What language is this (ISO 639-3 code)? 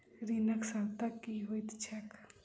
mai